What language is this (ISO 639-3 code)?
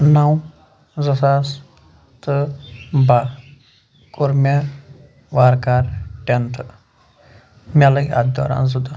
kas